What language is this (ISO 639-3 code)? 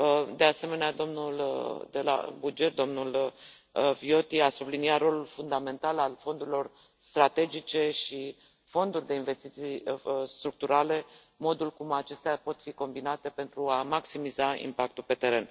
ron